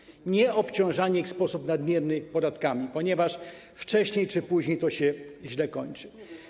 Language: Polish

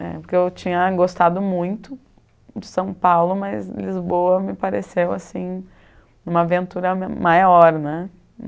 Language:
Portuguese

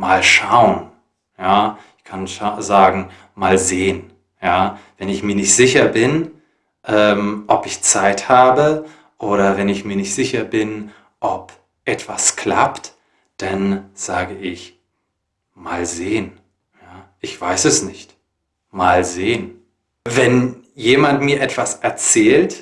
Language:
German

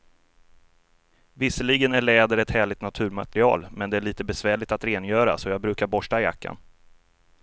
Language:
Swedish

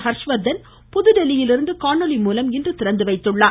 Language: Tamil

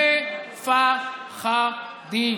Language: Hebrew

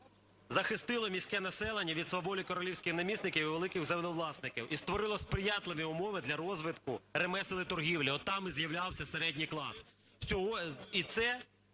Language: Ukrainian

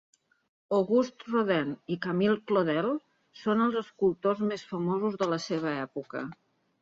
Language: Catalan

